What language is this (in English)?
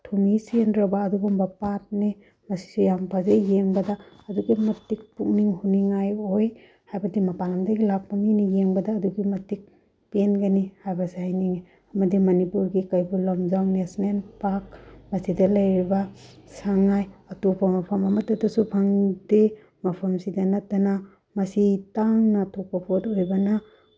Manipuri